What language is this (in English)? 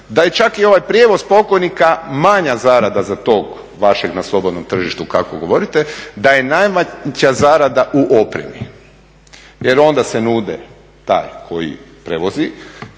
Croatian